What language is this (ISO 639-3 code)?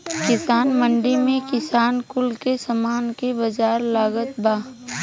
bho